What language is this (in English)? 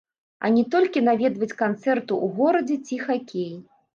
Belarusian